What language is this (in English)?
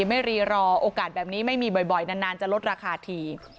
Thai